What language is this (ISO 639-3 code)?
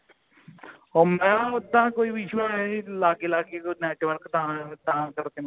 pan